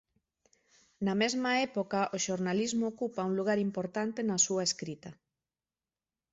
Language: Galician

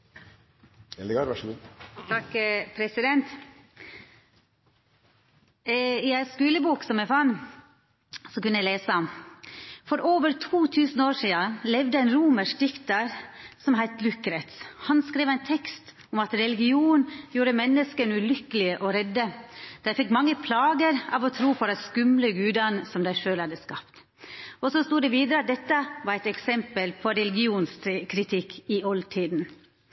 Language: Norwegian Nynorsk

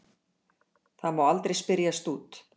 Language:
Icelandic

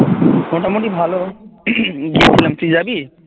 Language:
Bangla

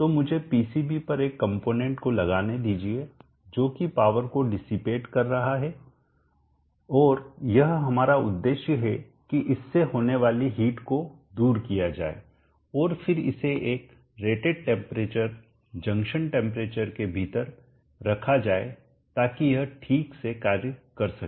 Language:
Hindi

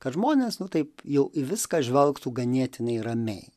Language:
Lithuanian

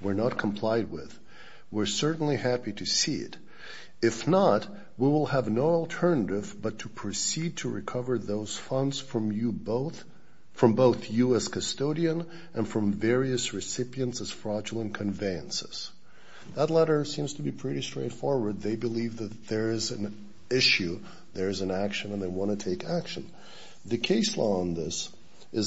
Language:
English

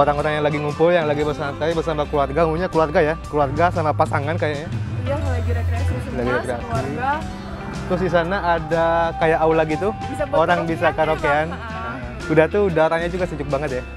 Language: Indonesian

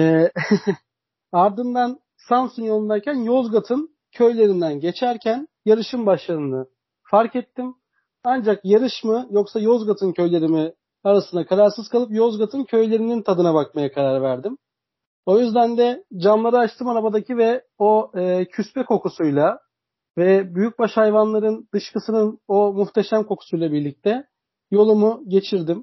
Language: Turkish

